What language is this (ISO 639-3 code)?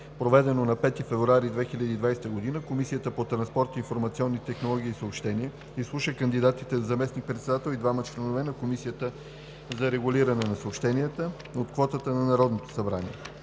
bul